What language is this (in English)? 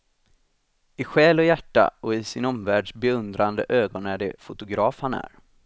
Swedish